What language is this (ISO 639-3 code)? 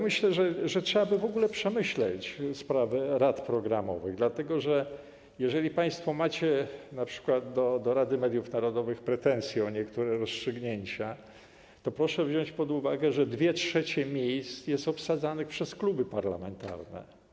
pol